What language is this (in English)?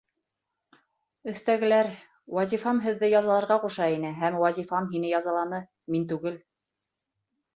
Bashkir